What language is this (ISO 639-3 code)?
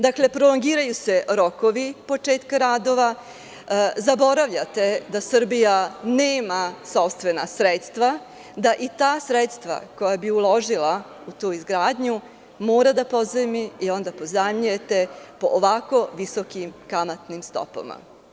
srp